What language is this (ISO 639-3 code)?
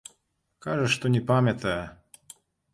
bel